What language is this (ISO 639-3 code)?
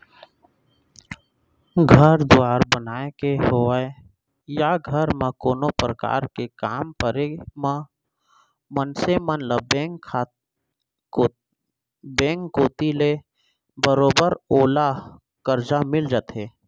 hne